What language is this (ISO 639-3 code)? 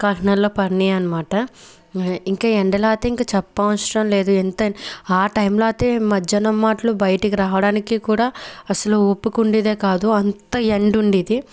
tel